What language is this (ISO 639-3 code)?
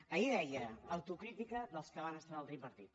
cat